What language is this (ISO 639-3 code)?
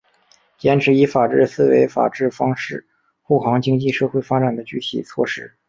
zho